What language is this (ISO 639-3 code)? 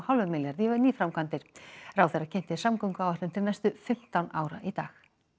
isl